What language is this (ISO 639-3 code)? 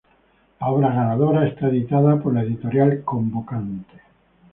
spa